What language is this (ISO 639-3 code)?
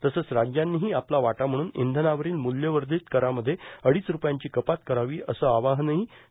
mar